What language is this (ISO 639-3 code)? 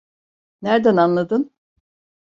tur